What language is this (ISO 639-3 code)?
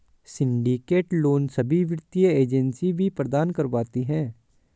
hin